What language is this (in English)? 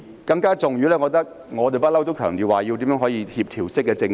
Cantonese